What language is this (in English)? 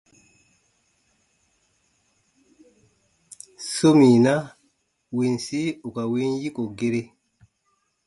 Baatonum